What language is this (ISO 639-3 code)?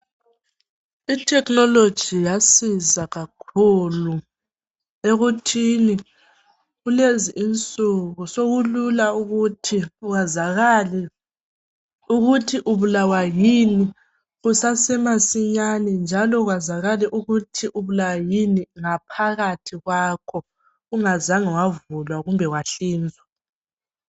nde